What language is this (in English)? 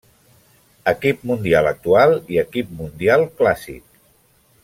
Catalan